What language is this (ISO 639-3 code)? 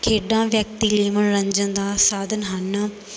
pan